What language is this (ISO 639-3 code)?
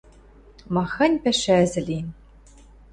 mrj